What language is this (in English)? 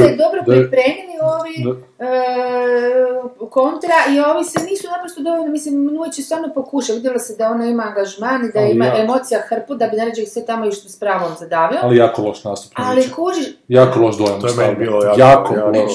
Croatian